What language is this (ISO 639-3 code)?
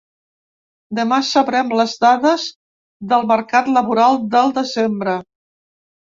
cat